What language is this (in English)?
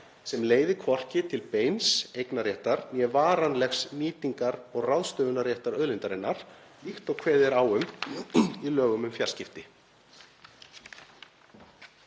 Icelandic